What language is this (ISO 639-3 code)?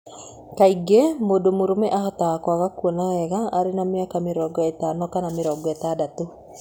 kik